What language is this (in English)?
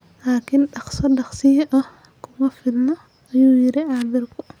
Somali